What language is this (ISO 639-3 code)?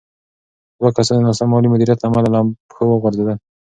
pus